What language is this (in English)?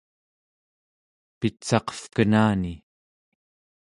Central Yupik